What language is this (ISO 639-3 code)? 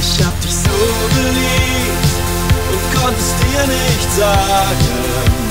ara